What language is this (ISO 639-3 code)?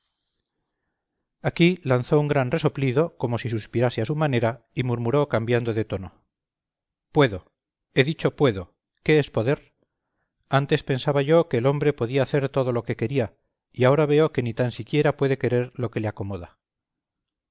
spa